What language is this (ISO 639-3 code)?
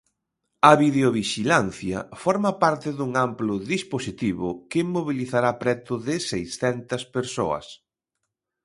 glg